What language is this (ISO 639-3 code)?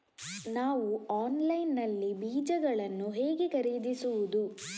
kan